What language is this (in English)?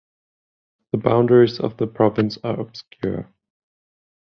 English